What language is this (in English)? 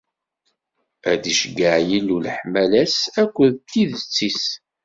Kabyle